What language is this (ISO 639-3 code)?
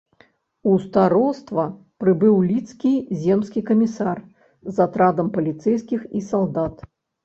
bel